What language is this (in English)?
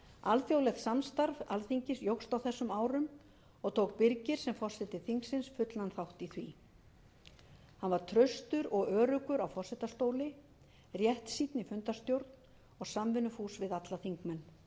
Icelandic